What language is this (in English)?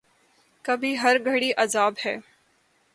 Urdu